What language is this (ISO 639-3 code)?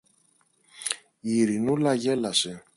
ell